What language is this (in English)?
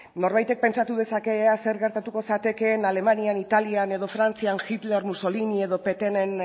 Basque